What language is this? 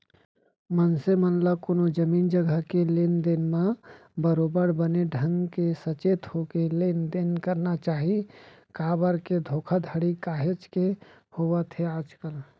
Chhattisgarhi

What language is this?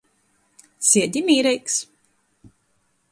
Latgalian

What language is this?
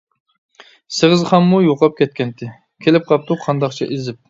Uyghur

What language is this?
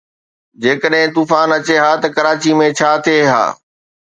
Sindhi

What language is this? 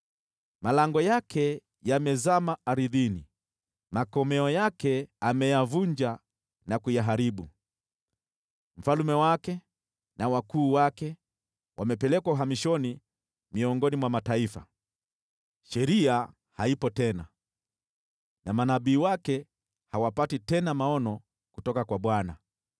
Swahili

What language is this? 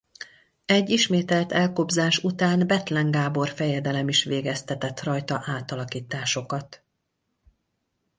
Hungarian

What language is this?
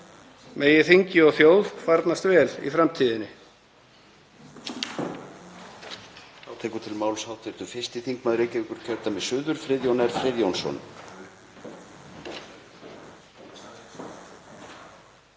Icelandic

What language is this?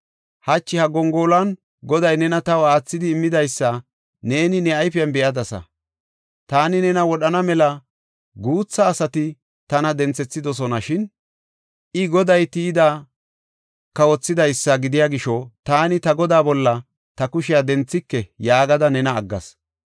Gofa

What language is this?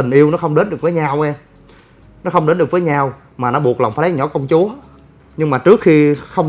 Vietnamese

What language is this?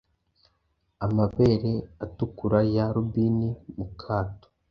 Kinyarwanda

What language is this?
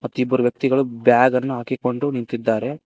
Kannada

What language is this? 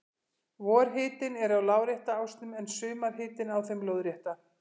Icelandic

